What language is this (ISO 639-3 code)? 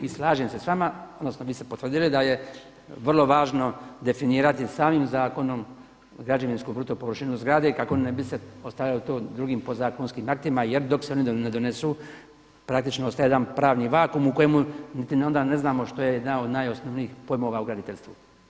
hrv